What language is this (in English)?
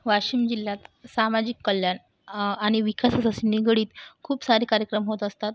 Marathi